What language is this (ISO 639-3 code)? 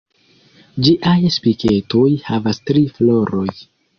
epo